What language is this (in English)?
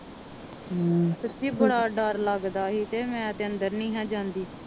Punjabi